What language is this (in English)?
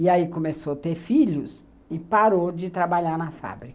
Portuguese